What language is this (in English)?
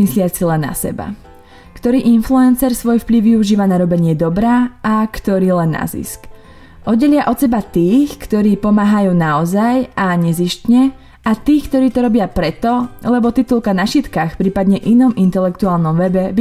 Slovak